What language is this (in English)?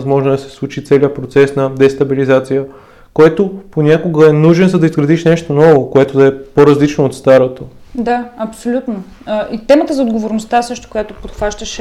Bulgarian